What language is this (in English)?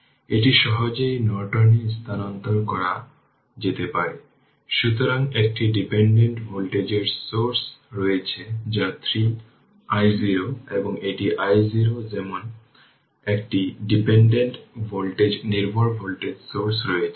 Bangla